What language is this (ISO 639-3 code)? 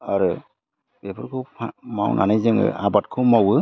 brx